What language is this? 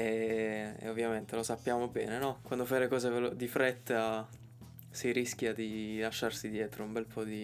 Italian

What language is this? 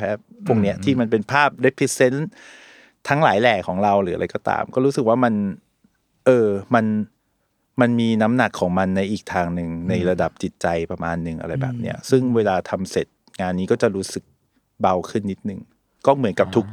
Thai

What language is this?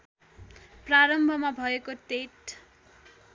Nepali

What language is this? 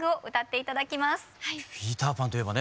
Japanese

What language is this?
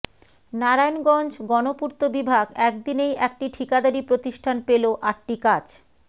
Bangla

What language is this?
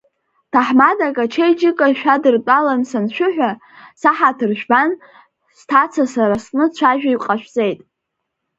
Abkhazian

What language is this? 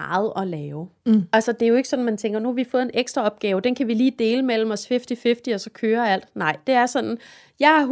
Danish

